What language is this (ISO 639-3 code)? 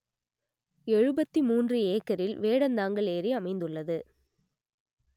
tam